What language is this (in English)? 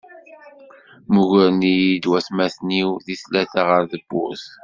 Kabyle